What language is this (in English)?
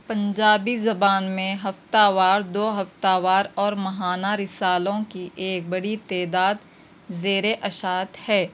Urdu